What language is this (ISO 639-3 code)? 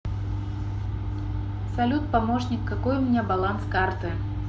rus